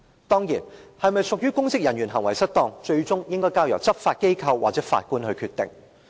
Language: Cantonese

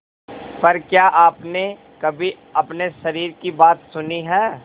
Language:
Hindi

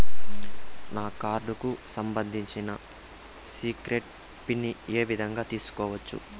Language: Telugu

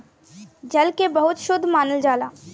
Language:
Bhojpuri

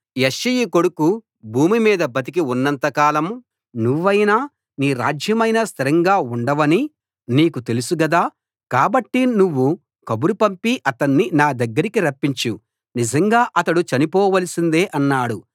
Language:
Telugu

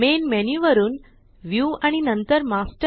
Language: Marathi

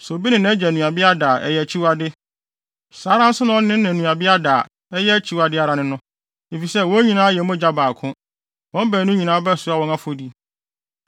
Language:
Akan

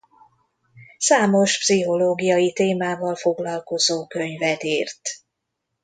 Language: Hungarian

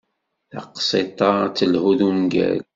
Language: Kabyle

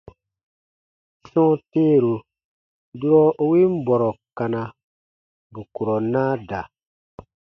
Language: Baatonum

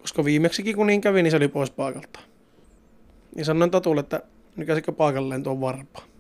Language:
Finnish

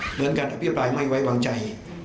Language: Thai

